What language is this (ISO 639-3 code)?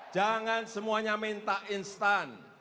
ind